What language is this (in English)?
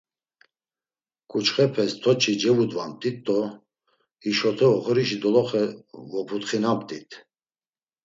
Laz